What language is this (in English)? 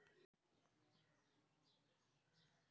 Magahi